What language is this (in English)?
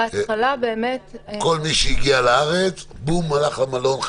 Hebrew